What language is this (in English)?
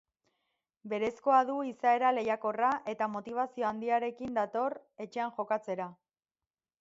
Basque